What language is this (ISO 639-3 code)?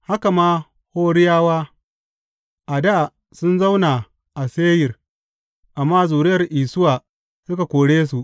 hau